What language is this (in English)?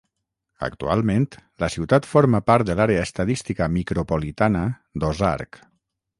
Catalan